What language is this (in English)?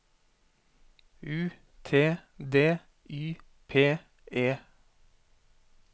Norwegian